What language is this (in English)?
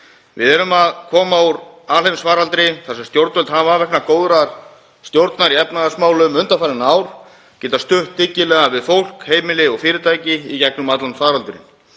Icelandic